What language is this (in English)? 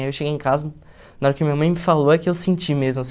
Portuguese